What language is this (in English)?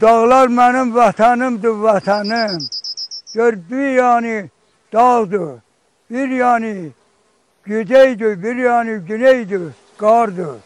Turkish